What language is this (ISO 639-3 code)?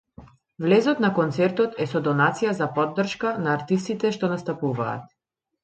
mkd